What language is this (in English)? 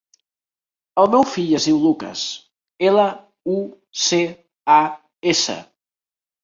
Catalan